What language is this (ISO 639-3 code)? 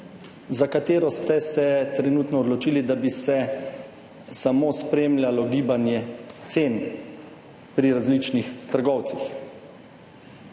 slv